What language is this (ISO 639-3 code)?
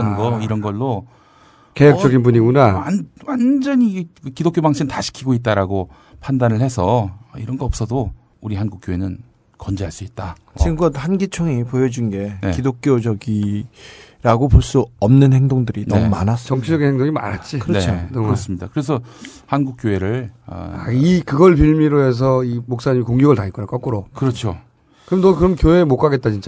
kor